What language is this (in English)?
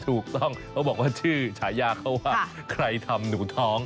Thai